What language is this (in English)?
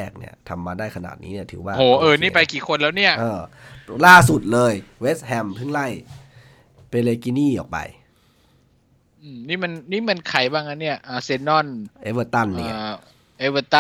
Thai